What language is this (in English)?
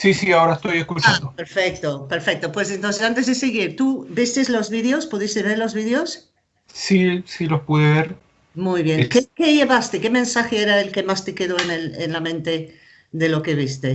Spanish